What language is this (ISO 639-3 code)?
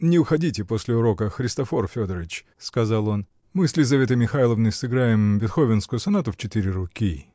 rus